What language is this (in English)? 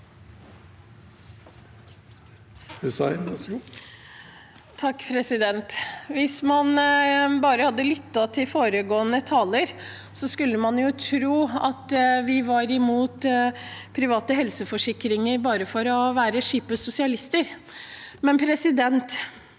Norwegian